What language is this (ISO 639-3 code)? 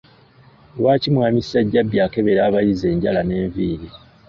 lug